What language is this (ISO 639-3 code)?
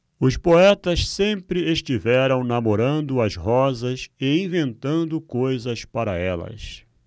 por